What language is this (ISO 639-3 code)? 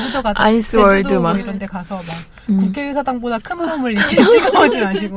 kor